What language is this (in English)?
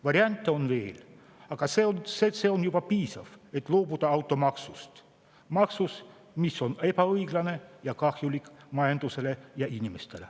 Estonian